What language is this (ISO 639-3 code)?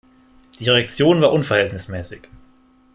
deu